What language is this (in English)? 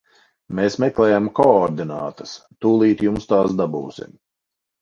Latvian